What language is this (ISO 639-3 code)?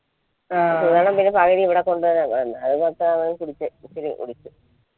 mal